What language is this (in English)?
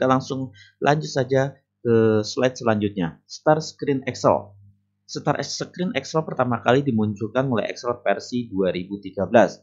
Indonesian